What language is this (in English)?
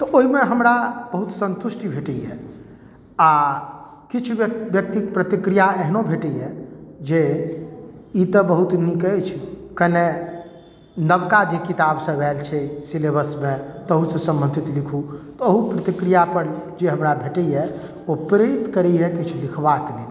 Maithili